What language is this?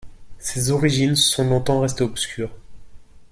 French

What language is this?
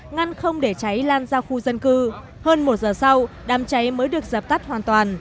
Vietnamese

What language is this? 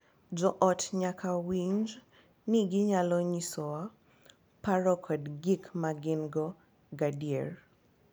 Luo (Kenya and Tanzania)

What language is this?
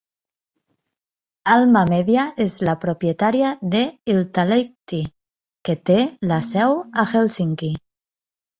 Catalan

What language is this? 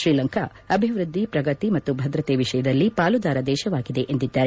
Kannada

